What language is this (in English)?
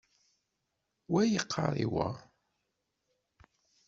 Kabyle